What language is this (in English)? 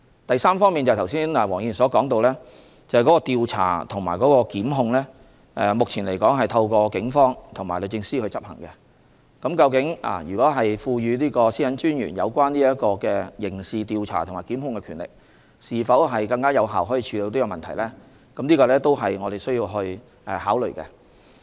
Cantonese